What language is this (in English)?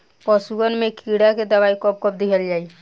Bhojpuri